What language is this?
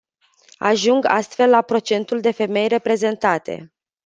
Romanian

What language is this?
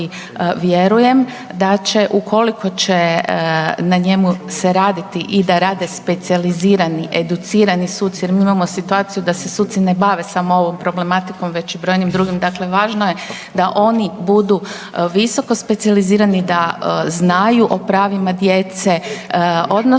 Croatian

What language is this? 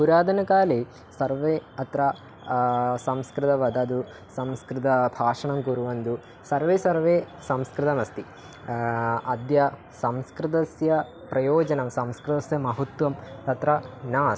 Sanskrit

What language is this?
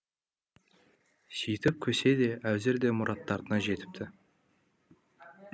Kazakh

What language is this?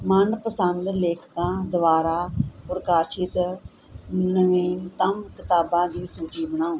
Punjabi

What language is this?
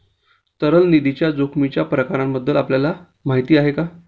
Marathi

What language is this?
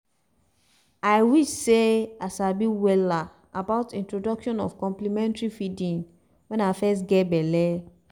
Nigerian Pidgin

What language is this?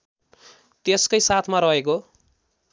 Nepali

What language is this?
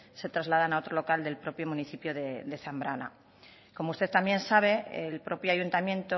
Spanish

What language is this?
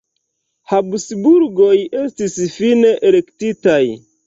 Esperanto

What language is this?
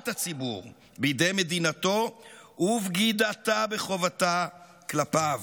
Hebrew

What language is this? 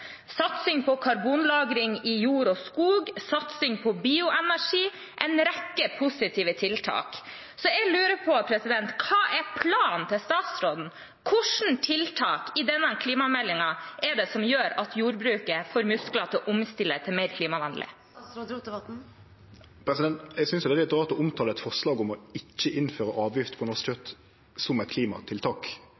Norwegian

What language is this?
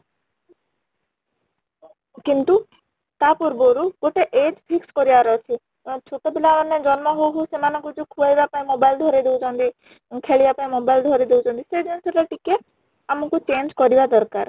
Odia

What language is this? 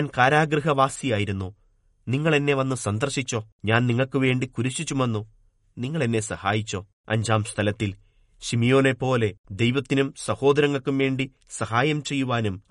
Malayalam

